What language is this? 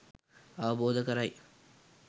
Sinhala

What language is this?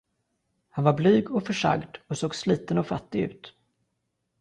Swedish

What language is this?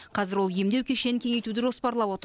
Kazakh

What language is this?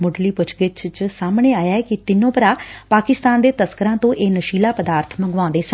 Punjabi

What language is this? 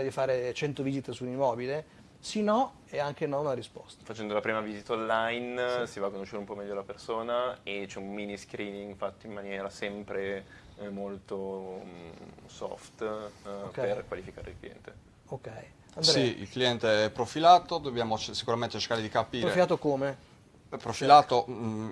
Italian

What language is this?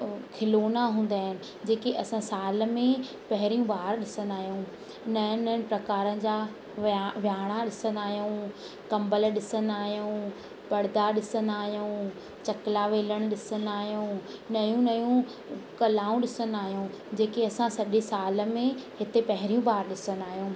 Sindhi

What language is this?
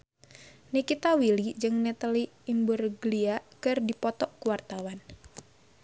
Sundanese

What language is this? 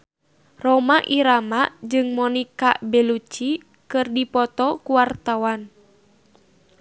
Sundanese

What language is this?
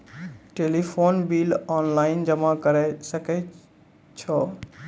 Maithili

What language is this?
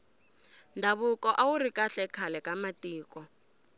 Tsonga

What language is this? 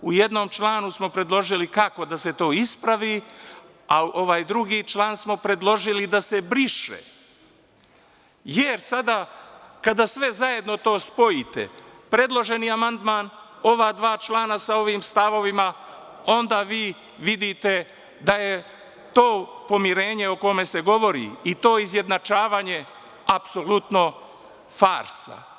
Serbian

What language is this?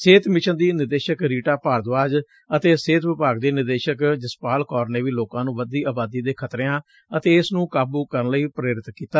Punjabi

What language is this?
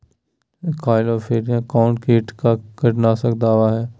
Magahi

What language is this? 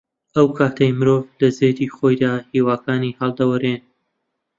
Central Kurdish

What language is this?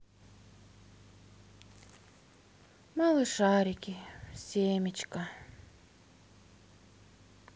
Russian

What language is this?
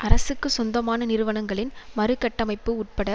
Tamil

